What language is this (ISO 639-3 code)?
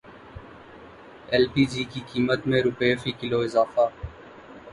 urd